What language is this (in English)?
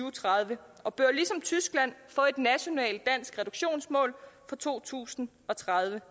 Danish